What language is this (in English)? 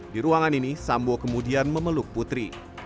Indonesian